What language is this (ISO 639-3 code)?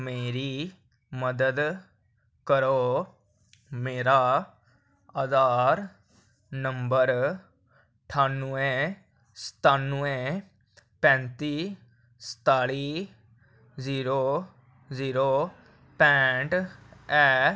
doi